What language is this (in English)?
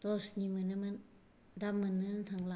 Bodo